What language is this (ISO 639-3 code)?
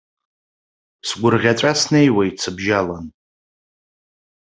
abk